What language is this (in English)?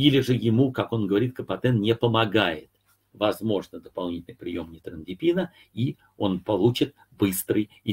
Russian